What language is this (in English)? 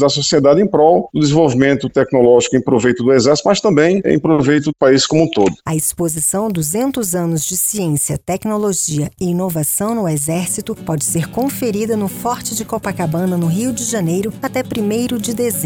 Portuguese